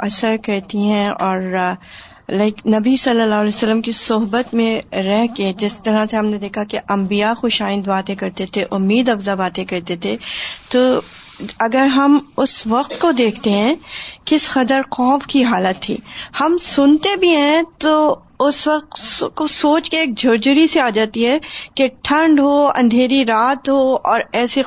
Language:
Urdu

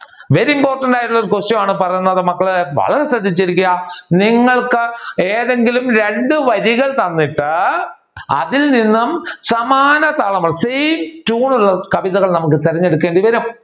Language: Malayalam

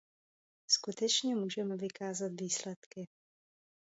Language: Czech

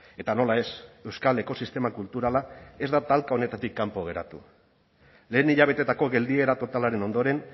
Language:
Basque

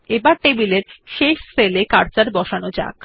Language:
Bangla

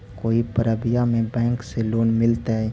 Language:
Magahi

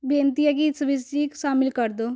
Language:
Punjabi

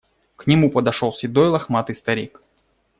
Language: Russian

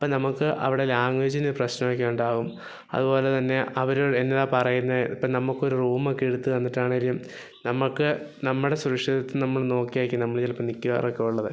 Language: Malayalam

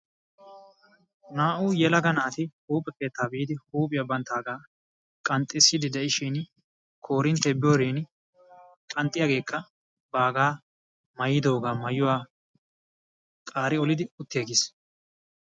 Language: Wolaytta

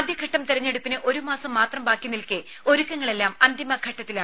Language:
Malayalam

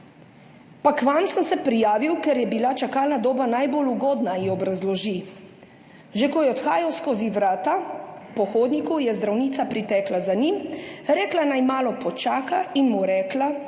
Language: Slovenian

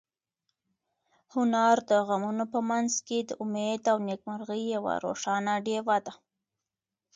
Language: Pashto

